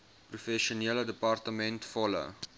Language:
Afrikaans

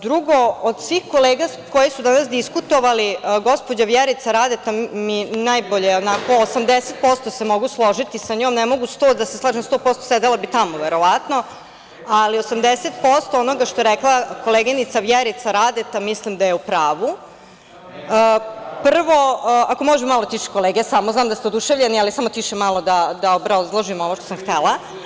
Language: Serbian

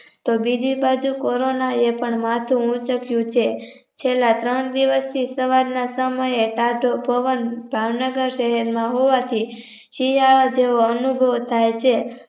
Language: Gujarati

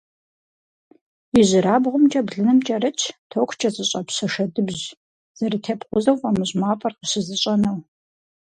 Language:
Kabardian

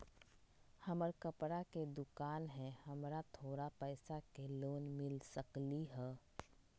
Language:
Magahi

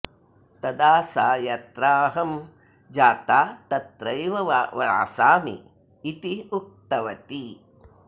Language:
Sanskrit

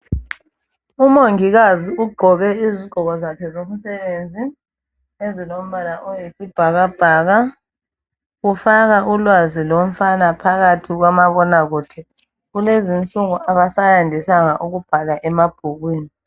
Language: North Ndebele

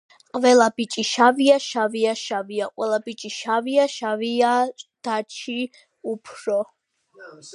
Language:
Georgian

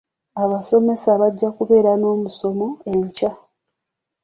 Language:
Ganda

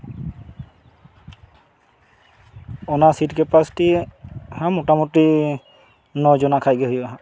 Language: Santali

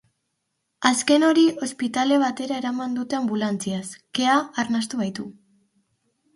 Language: Basque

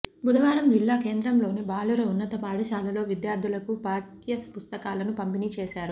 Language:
Telugu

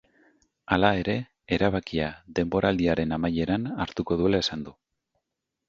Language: Basque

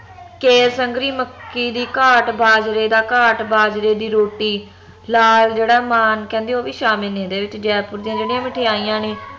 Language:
Punjabi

